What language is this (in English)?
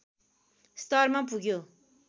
Nepali